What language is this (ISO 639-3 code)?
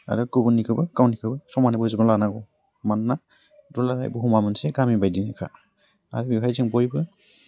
brx